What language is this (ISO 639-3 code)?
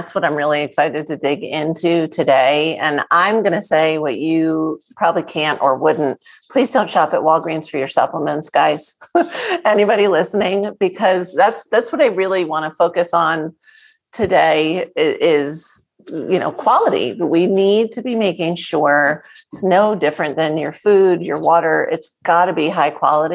eng